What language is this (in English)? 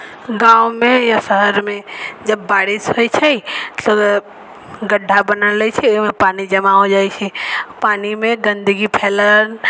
Maithili